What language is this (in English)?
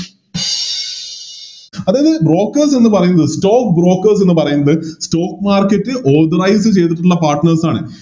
Malayalam